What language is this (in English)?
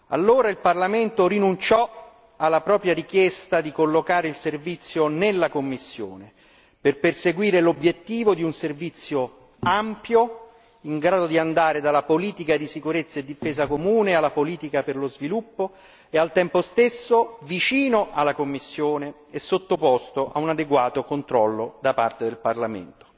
Italian